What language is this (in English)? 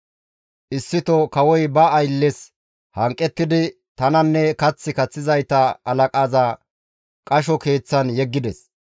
Gamo